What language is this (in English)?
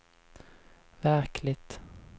Swedish